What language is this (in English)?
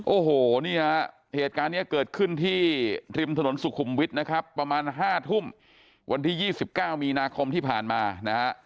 Thai